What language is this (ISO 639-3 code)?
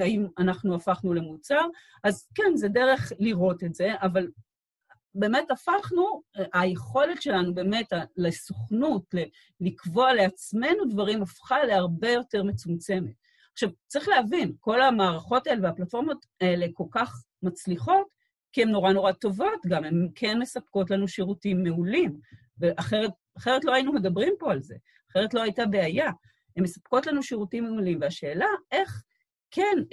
heb